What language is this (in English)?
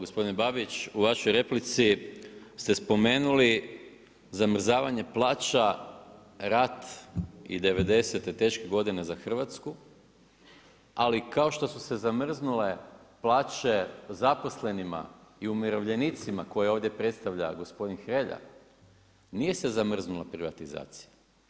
Croatian